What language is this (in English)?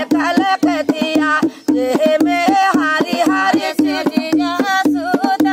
Dutch